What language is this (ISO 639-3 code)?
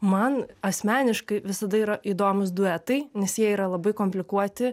lit